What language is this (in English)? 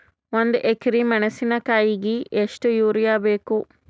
Kannada